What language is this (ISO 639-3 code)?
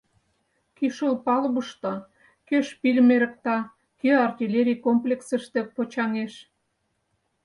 chm